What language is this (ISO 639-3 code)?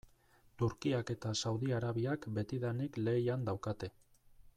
eus